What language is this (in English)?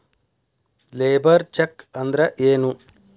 Kannada